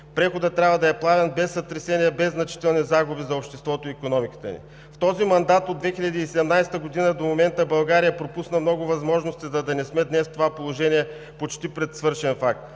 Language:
Bulgarian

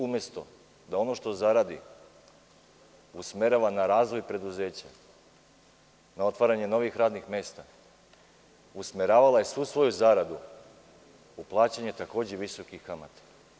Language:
Serbian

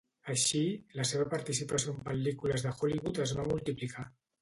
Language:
Catalan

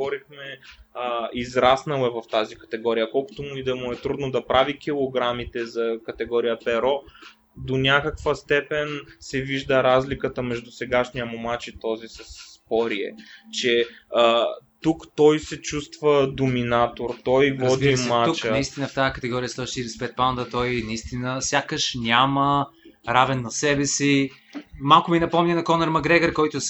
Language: Bulgarian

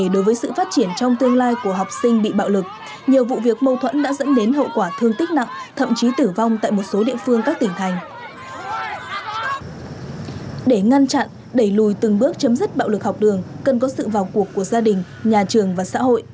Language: Vietnamese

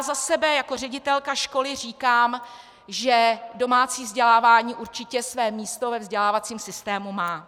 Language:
Czech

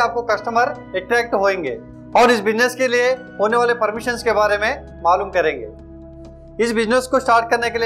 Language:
Hindi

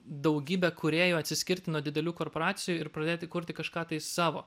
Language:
Lithuanian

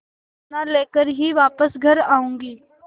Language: Hindi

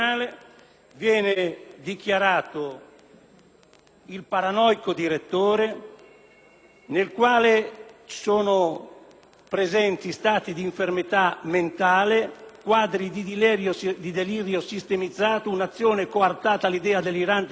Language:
Italian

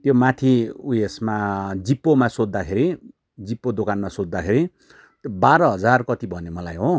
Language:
Nepali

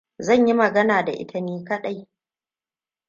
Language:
Hausa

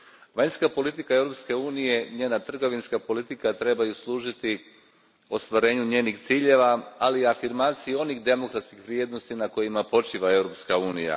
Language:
Croatian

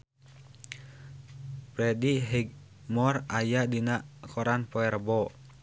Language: Sundanese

